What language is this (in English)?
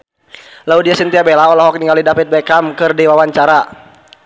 Sundanese